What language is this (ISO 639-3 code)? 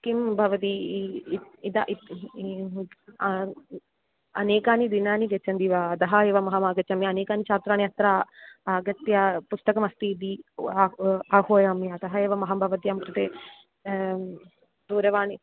san